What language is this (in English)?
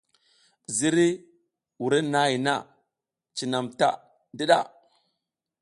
South Giziga